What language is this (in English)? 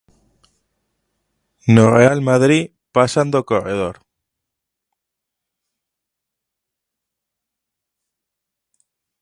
Galician